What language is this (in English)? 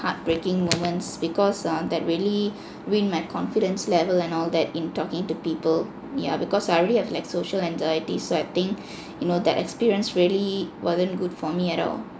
English